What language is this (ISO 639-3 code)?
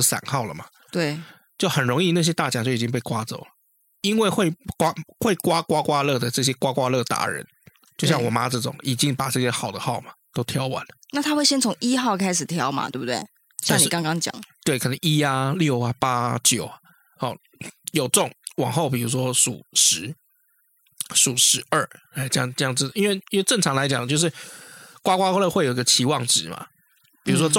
zho